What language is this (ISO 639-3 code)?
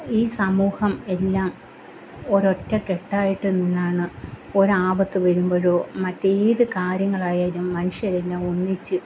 mal